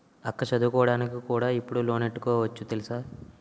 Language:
Telugu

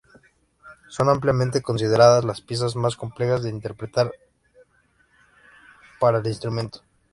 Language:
Spanish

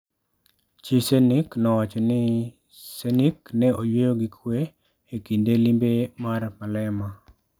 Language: Luo (Kenya and Tanzania)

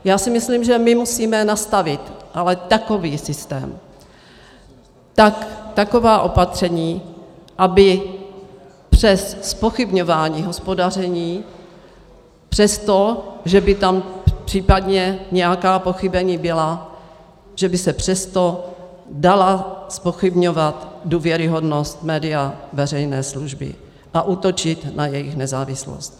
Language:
Czech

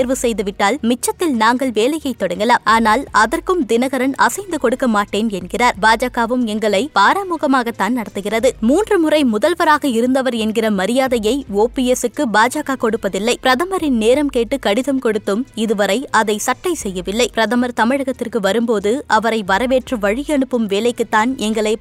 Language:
Tamil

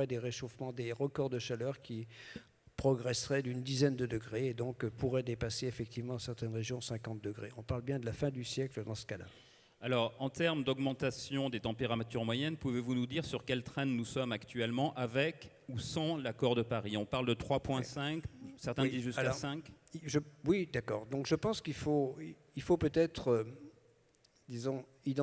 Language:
French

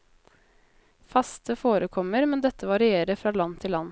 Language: Norwegian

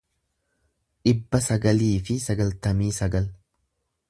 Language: Oromo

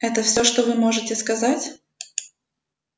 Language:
Russian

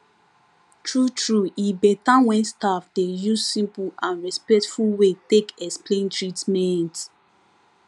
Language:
Nigerian Pidgin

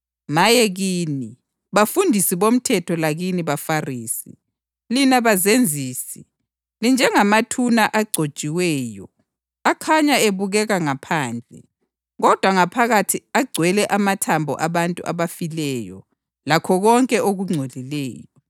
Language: North Ndebele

